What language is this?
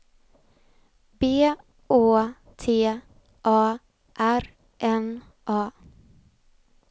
Swedish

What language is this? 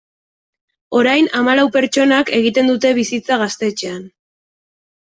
Basque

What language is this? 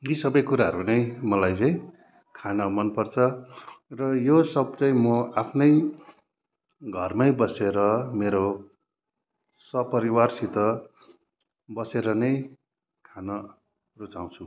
Nepali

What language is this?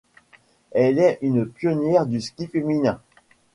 French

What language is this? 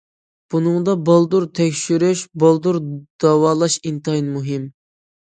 Uyghur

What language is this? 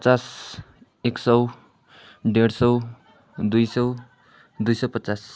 Nepali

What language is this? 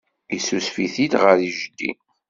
Kabyle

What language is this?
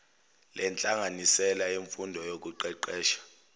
Zulu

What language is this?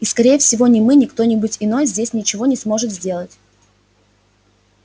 Russian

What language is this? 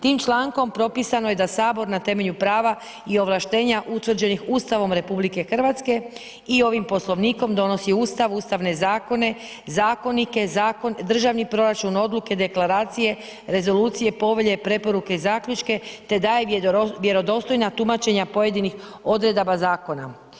Croatian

